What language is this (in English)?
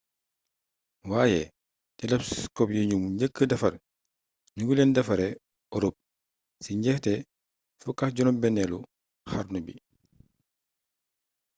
Wolof